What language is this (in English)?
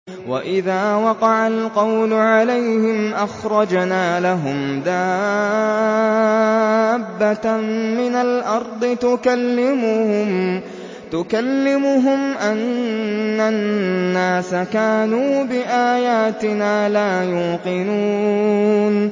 Arabic